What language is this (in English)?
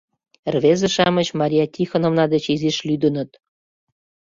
Mari